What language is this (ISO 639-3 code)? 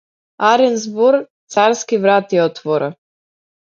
mkd